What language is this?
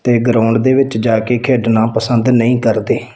Punjabi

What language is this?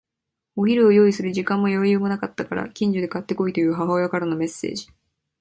Japanese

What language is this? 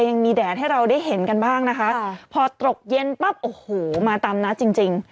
Thai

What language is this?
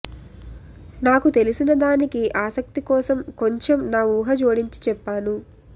Telugu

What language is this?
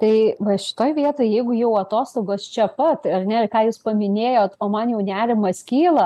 Lithuanian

